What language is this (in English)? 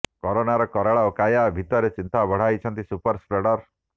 Odia